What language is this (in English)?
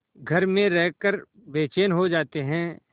Hindi